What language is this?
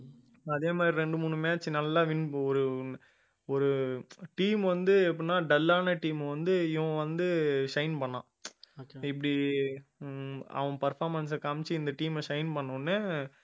Tamil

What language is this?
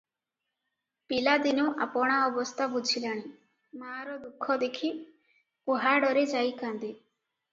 Odia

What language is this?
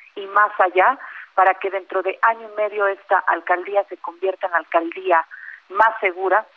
Spanish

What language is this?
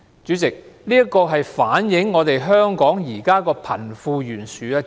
Cantonese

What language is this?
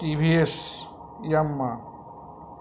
Bangla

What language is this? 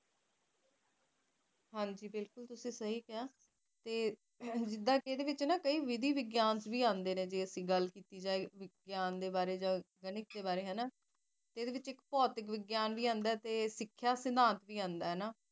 Punjabi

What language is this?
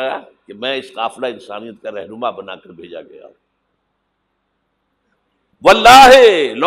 Urdu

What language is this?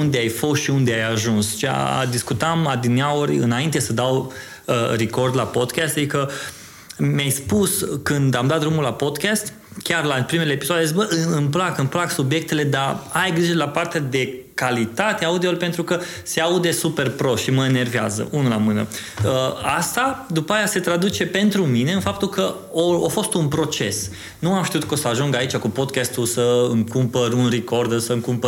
Romanian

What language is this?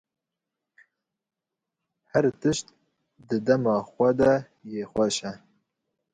Kurdish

